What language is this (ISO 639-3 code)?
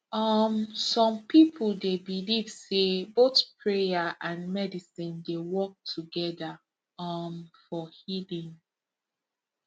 pcm